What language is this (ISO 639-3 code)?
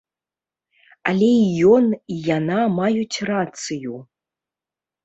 bel